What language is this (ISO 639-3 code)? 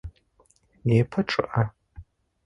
ady